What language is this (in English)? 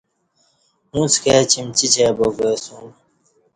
Kati